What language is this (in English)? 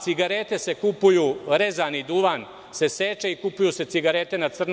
Serbian